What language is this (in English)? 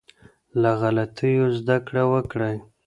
Pashto